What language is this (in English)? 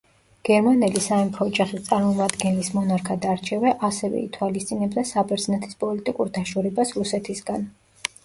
Georgian